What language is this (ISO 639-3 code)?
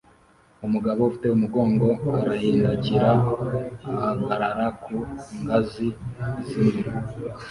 kin